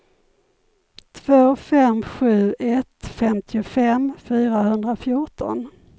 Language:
Swedish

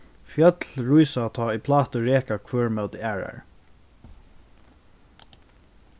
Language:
Faroese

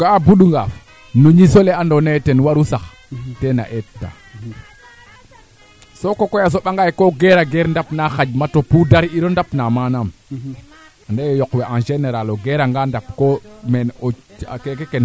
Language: Serer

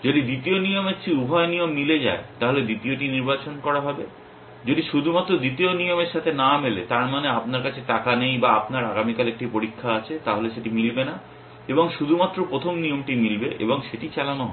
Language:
Bangla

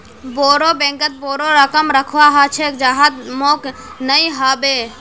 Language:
Magahi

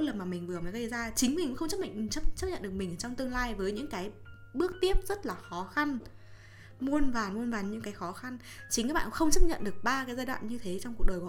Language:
Vietnamese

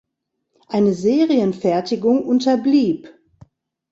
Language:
German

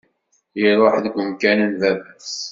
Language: Kabyle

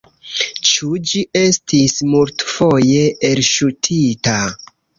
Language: Esperanto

